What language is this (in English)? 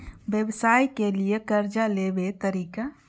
Maithili